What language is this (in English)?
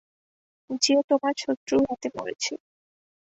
Bangla